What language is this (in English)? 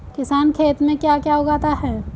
Hindi